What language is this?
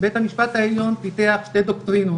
Hebrew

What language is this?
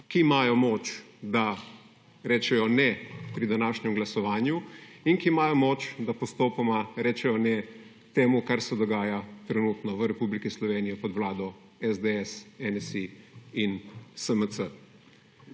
Slovenian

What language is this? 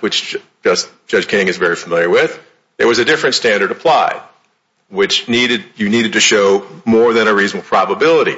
English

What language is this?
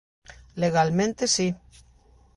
Galician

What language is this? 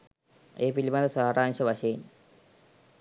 Sinhala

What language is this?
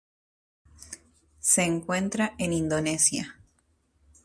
Spanish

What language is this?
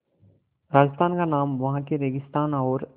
Hindi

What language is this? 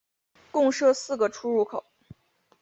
Chinese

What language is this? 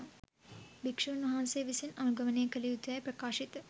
Sinhala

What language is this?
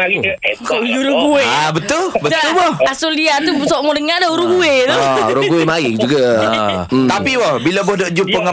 Malay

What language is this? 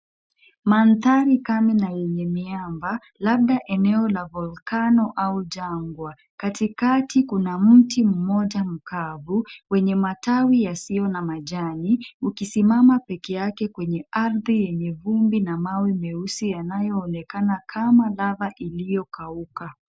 Swahili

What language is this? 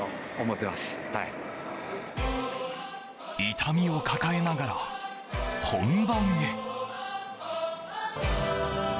Japanese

